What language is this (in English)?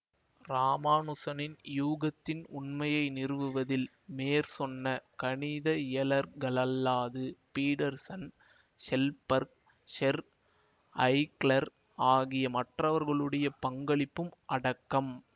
Tamil